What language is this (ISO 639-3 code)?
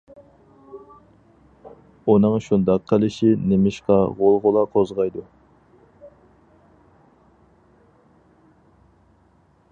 uig